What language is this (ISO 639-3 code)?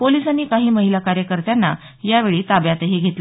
mar